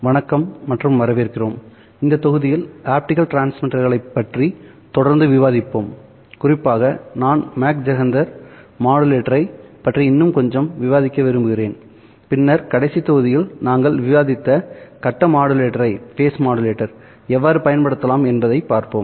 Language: Tamil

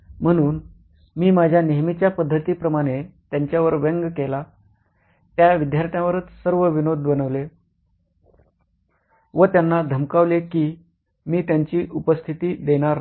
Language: Marathi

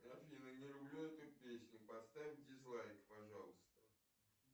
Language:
Russian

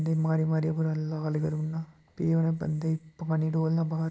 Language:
Dogri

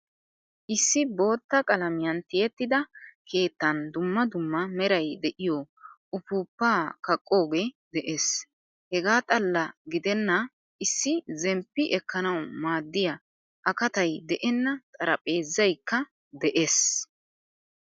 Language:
Wolaytta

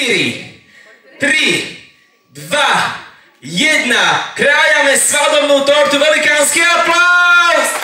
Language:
Slovak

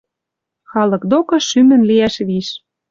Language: Western Mari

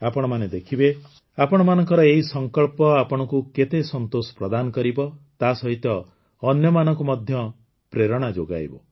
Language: Odia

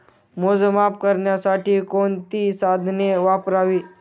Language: Marathi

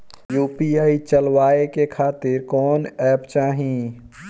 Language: Bhojpuri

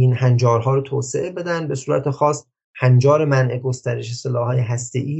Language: Persian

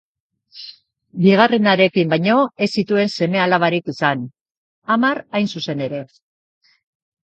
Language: Basque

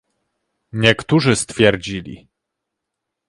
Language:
Polish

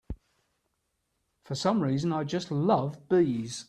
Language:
English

